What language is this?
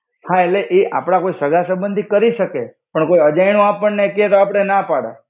Gujarati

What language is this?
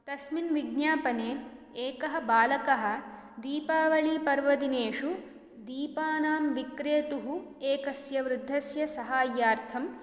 Sanskrit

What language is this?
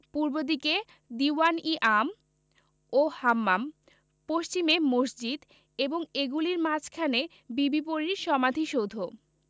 Bangla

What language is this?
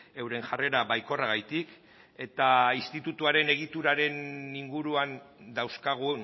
Basque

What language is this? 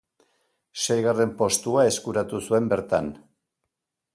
Basque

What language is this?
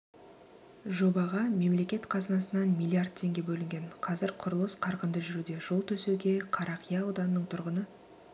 Kazakh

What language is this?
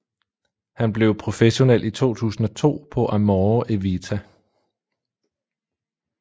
Danish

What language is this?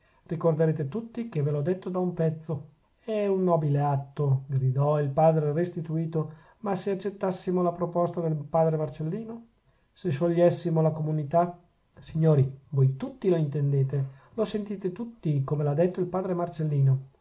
Italian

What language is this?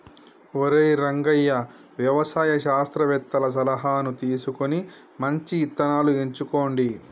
Telugu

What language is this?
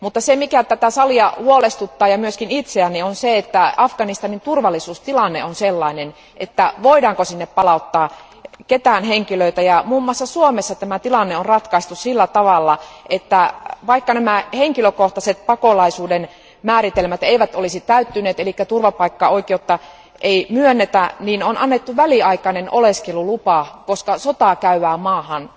Finnish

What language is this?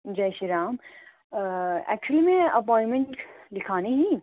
Dogri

